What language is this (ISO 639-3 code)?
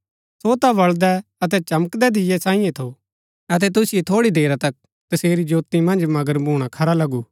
gbk